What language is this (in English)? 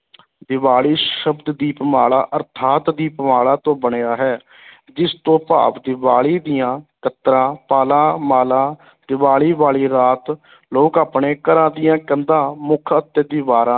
Punjabi